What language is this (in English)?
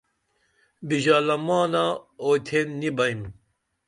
Dameli